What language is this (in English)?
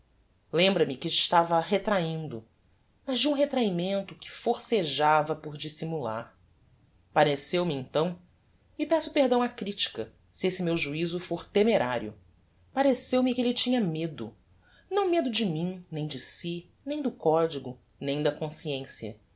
Portuguese